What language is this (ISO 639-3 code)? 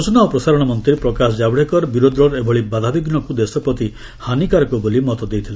ori